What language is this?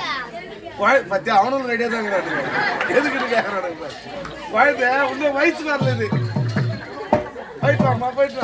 Arabic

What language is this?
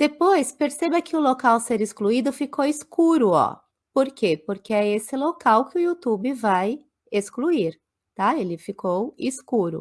Portuguese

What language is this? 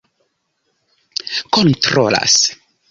Esperanto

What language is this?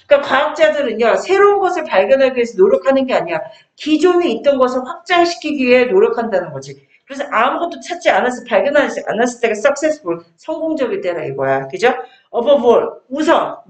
Korean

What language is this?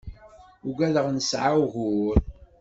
Kabyle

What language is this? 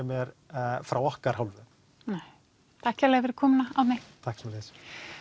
Icelandic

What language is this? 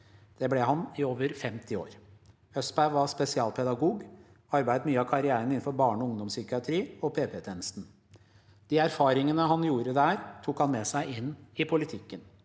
Norwegian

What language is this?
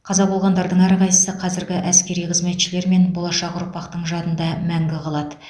Kazakh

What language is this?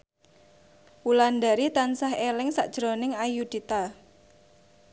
Javanese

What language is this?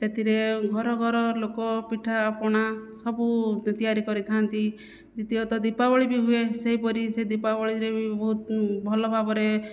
Odia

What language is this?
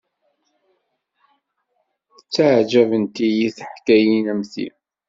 Kabyle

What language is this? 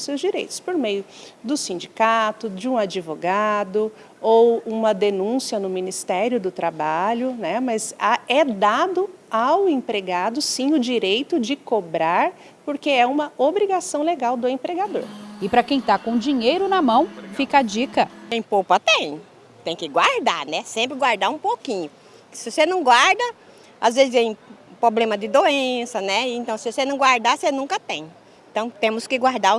Portuguese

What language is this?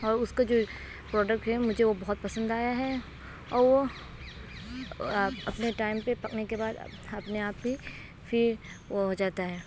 Urdu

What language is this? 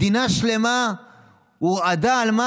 Hebrew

